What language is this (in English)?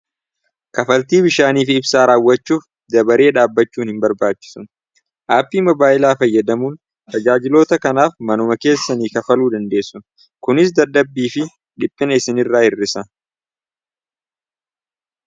Oromo